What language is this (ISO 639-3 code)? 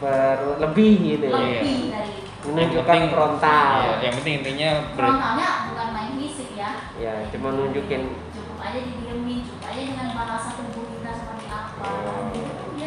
ind